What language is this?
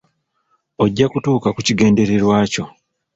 Ganda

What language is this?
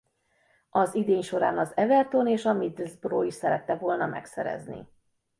Hungarian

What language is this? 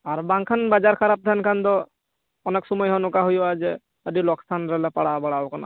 Santali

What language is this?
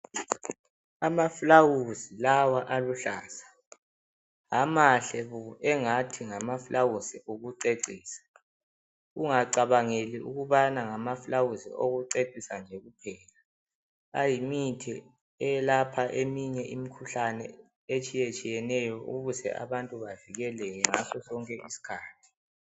North Ndebele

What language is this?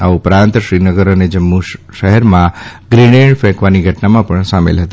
Gujarati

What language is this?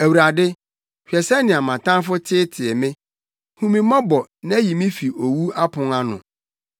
Akan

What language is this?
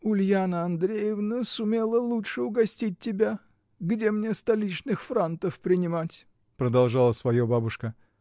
Russian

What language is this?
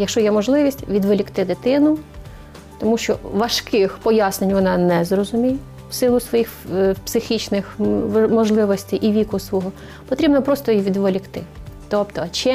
Ukrainian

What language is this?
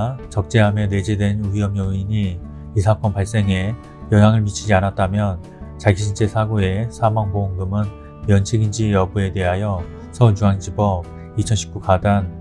Korean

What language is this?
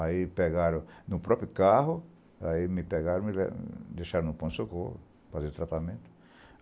Portuguese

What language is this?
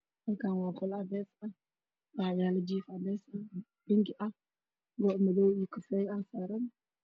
Somali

